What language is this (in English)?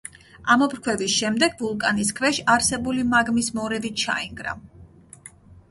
Georgian